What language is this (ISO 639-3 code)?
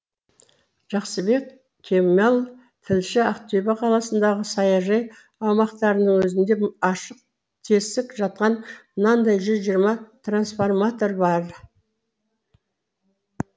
kaz